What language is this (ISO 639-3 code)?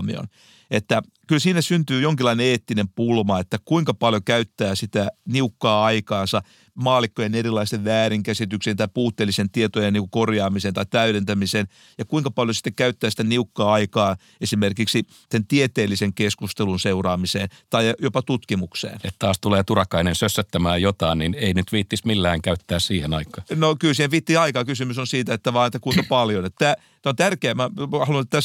fin